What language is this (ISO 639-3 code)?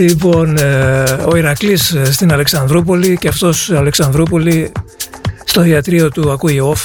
ell